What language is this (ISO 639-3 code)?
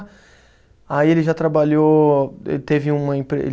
por